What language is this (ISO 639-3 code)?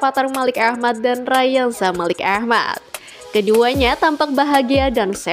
ind